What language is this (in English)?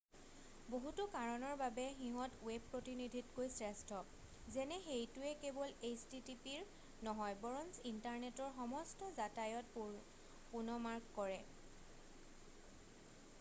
Assamese